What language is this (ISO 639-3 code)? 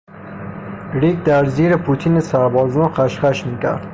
fas